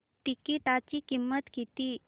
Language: Marathi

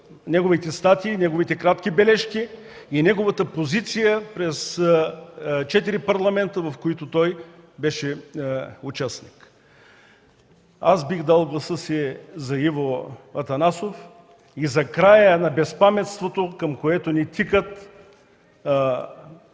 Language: Bulgarian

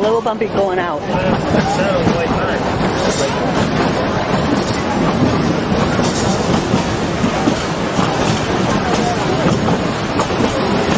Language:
English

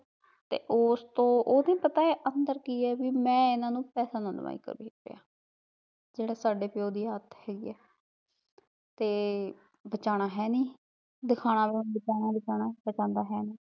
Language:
Punjabi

